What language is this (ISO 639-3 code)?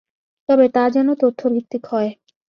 ben